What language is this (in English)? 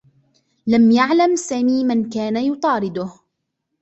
Arabic